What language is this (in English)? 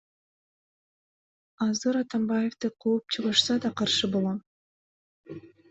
Kyrgyz